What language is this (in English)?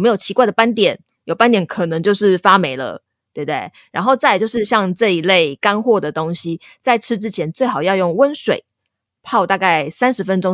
Chinese